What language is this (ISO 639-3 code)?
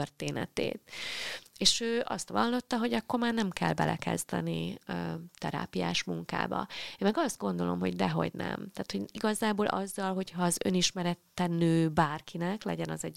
hun